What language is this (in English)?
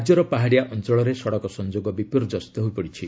Odia